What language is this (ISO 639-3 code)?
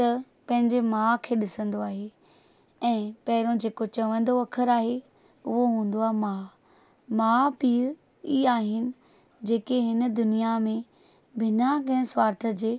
snd